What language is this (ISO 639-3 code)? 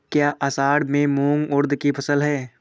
hin